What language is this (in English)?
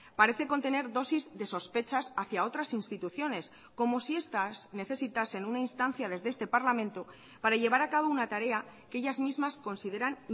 Spanish